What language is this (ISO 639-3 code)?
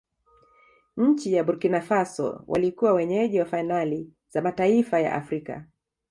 swa